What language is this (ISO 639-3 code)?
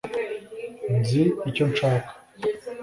kin